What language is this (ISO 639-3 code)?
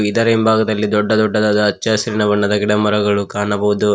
kan